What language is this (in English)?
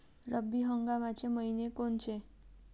Marathi